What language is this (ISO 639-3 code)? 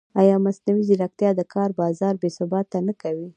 pus